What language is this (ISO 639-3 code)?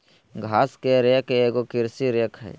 mag